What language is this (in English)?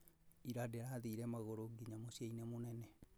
Kikuyu